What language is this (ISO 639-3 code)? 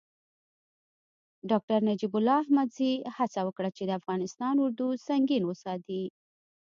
pus